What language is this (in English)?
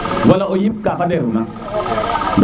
Serer